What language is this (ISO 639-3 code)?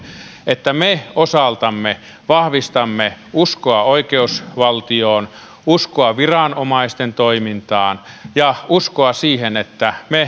fin